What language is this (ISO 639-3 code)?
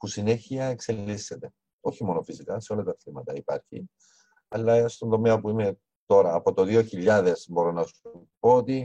ell